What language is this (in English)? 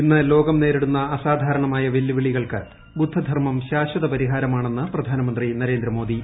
Malayalam